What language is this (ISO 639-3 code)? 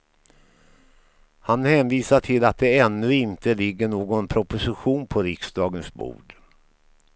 swe